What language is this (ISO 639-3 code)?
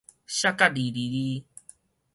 nan